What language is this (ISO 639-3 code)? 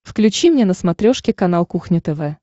rus